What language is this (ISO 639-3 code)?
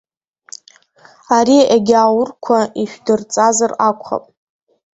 abk